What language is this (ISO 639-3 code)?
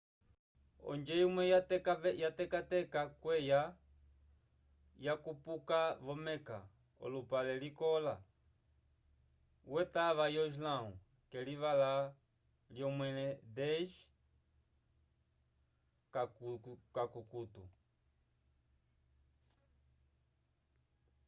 umb